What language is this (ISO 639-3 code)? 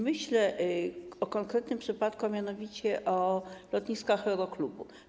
pol